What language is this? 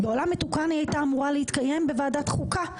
Hebrew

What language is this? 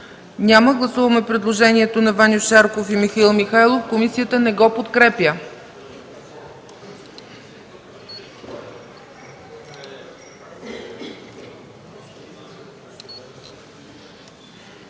Bulgarian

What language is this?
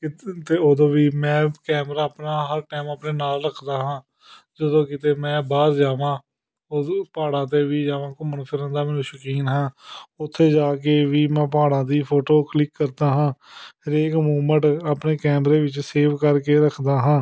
Punjabi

